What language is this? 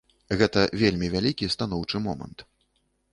Belarusian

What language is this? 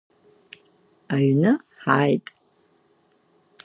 Abkhazian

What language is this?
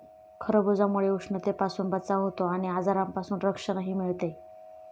Marathi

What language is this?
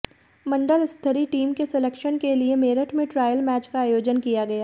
Hindi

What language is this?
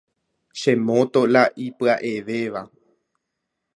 Guarani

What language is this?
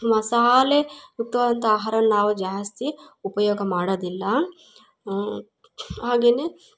Kannada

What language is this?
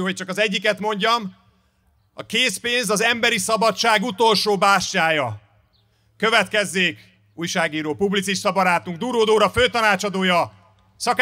Hungarian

